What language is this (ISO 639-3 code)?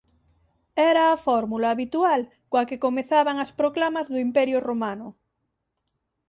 glg